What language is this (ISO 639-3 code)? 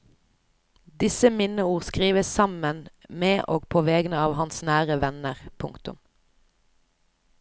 nor